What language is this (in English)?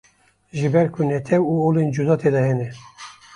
Kurdish